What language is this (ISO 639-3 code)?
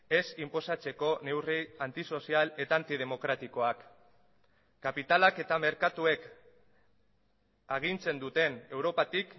eus